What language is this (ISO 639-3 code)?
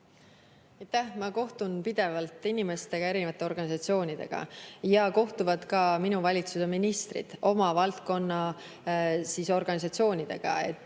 est